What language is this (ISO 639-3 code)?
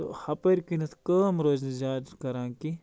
kas